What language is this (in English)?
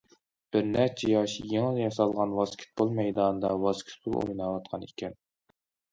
Uyghur